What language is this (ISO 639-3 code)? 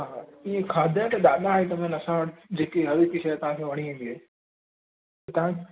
snd